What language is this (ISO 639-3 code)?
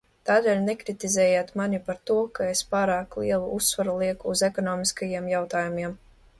lav